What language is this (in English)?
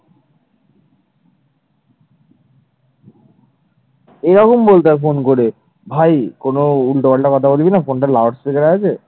Bangla